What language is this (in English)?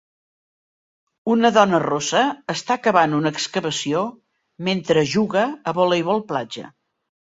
Catalan